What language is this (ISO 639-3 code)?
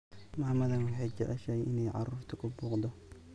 som